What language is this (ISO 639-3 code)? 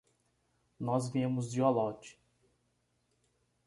por